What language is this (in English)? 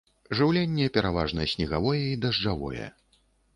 Belarusian